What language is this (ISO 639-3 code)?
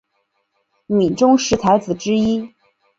zho